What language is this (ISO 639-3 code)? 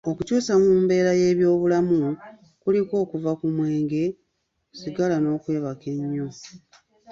lug